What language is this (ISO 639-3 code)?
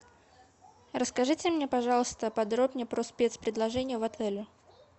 rus